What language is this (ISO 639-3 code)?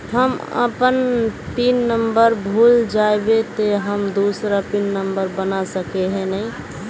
mag